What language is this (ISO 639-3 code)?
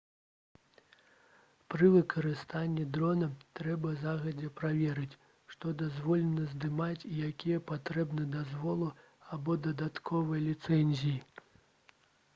bel